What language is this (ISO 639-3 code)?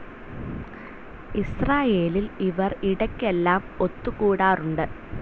mal